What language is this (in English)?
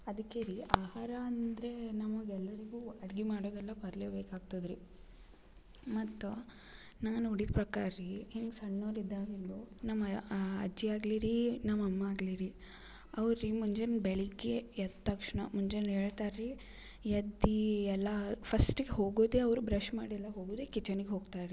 Kannada